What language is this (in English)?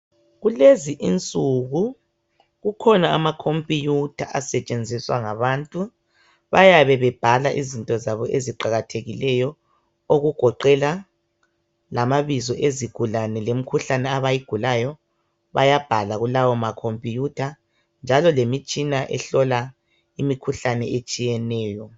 North Ndebele